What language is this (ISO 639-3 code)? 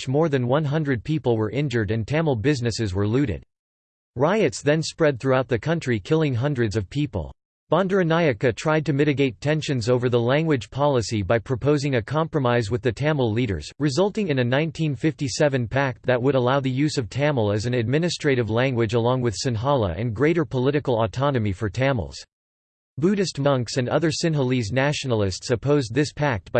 eng